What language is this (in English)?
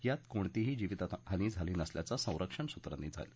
Marathi